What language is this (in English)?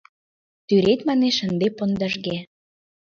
Mari